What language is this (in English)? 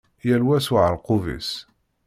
Kabyle